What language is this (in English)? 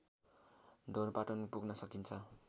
Nepali